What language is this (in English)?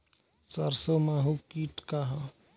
Bhojpuri